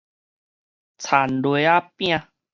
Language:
Min Nan Chinese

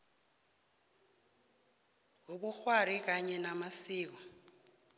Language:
South Ndebele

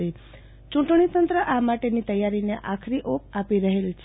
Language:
Gujarati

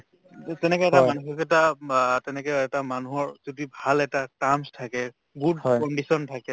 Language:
Assamese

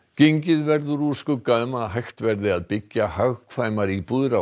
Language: Icelandic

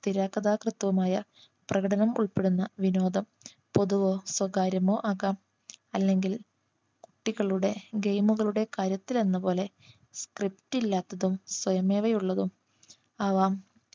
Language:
Malayalam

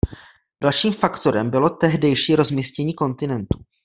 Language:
Czech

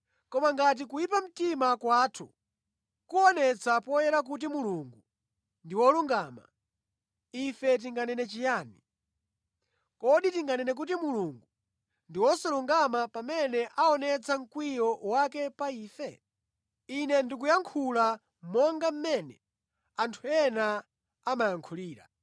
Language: Nyanja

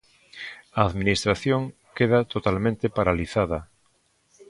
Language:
Galician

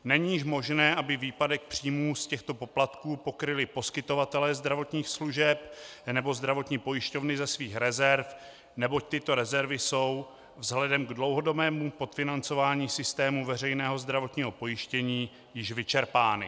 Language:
Czech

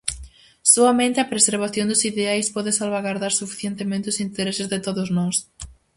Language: Galician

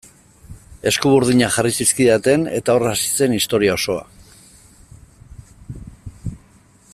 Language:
Basque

